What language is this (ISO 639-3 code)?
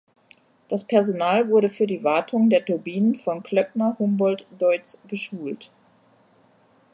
deu